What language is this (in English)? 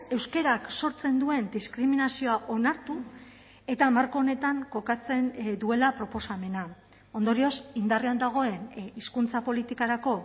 Basque